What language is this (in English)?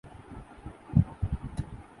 Urdu